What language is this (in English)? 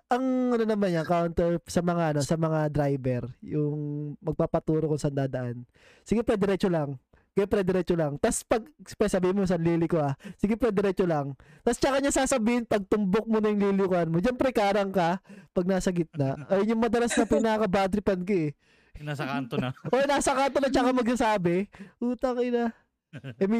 Filipino